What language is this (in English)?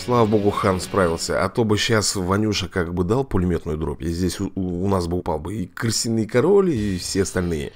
Russian